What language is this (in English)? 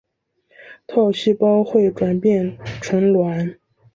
Chinese